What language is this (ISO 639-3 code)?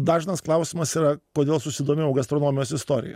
lit